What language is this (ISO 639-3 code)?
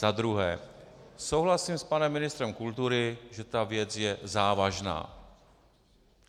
ces